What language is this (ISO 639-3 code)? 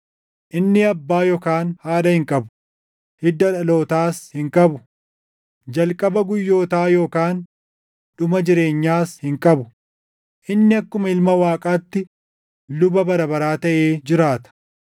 orm